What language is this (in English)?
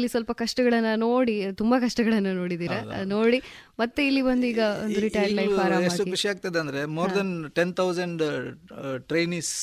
Kannada